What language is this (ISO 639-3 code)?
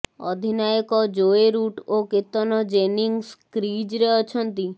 ori